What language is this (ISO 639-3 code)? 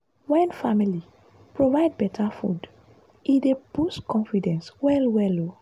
pcm